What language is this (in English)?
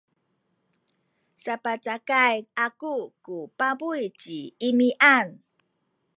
Sakizaya